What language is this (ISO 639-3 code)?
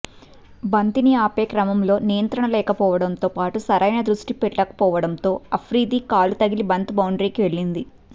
tel